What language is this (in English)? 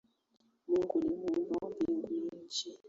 Swahili